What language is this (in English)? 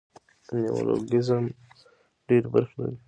Pashto